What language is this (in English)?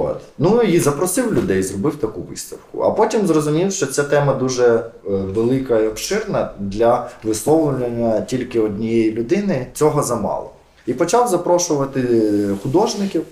Ukrainian